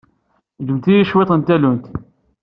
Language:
Kabyle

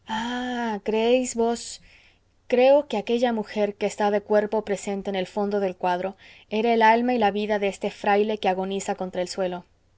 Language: Spanish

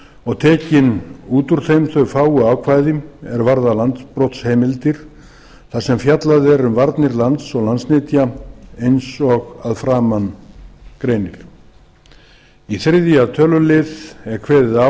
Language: Icelandic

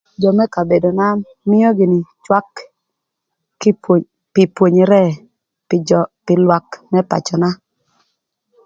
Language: Thur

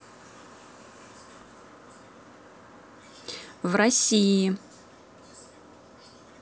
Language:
Russian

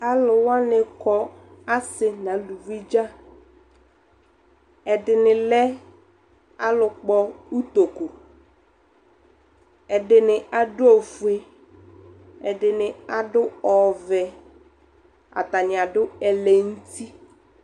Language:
Ikposo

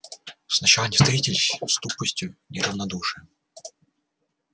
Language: Russian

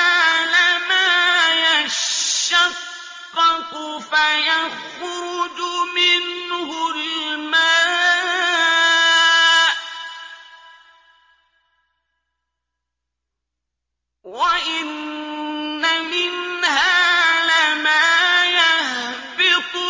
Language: Arabic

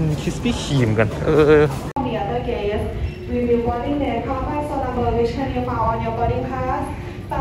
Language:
Thai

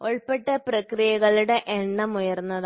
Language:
Malayalam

